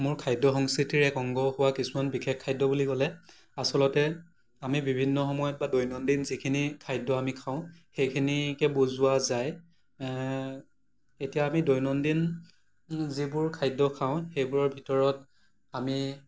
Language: Assamese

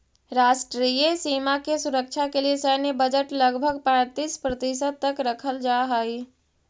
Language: Magahi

